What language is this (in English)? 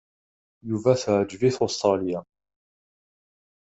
Kabyle